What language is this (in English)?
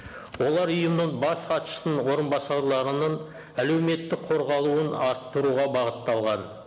Kazakh